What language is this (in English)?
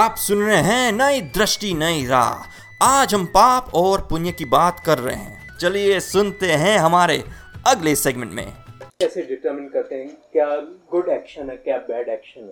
Hindi